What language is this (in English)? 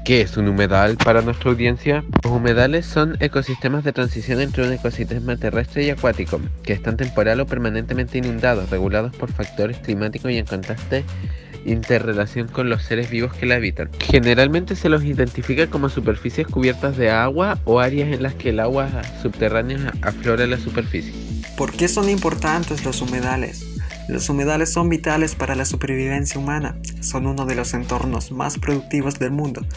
Spanish